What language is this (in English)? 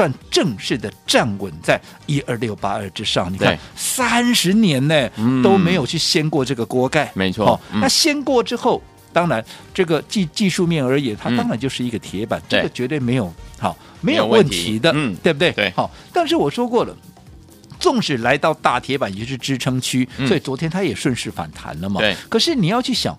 Chinese